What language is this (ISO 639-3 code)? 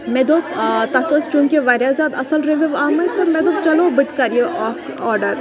kas